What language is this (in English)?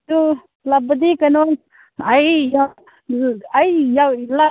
Manipuri